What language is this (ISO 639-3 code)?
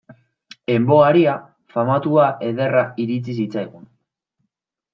eus